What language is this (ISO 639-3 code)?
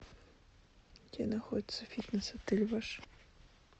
rus